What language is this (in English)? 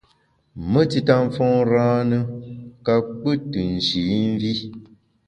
Bamun